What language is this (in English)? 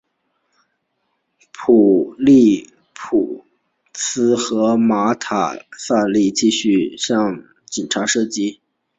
Chinese